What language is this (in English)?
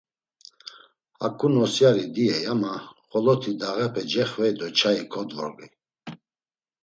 Laz